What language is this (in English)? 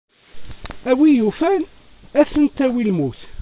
Kabyle